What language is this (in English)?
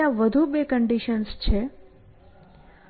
Gujarati